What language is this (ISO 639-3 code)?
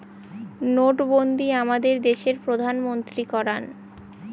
ben